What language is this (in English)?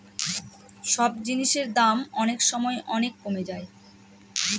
Bangla